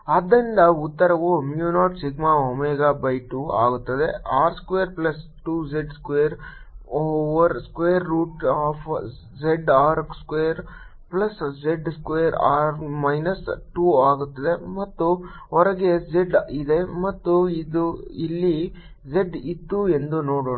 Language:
Kannada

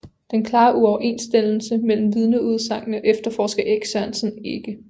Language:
Danish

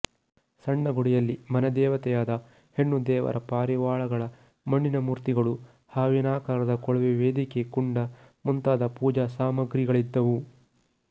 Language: Kannada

